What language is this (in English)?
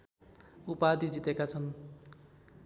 Nepali